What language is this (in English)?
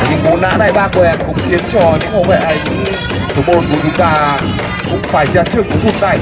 Vietnamese